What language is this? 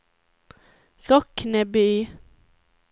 Swedish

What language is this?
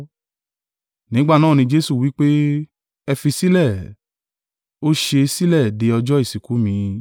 Yoruba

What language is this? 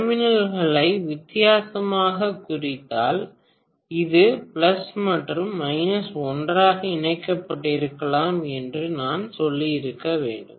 Tamil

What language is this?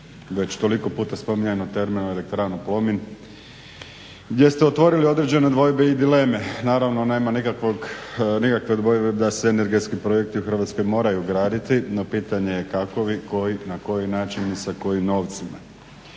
Croatian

